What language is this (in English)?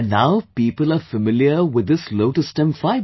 English